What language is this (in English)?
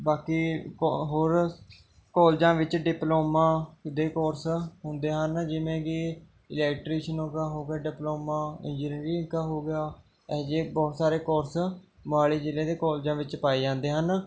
Punjabi